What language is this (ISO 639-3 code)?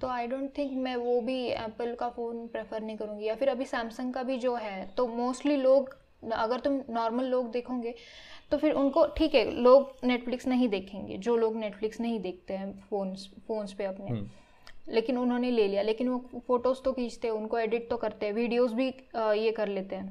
hin